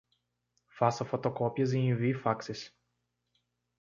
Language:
Portuguese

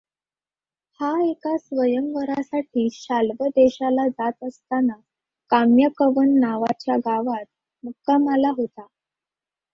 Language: Marathi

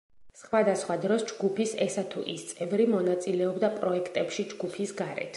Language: Georgian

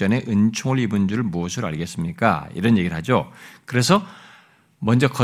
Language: Korean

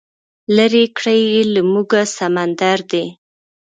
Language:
Pashto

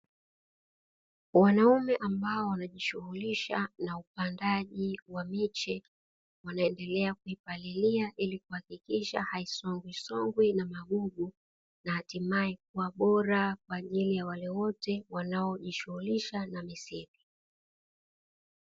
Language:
Swahili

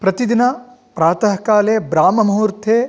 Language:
Sanskrit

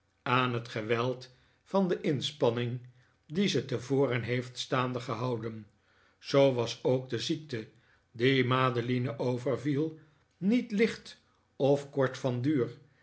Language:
Dutch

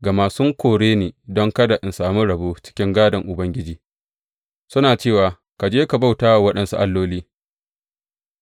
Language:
Hausa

